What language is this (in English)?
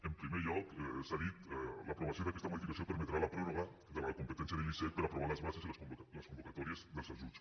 Catalan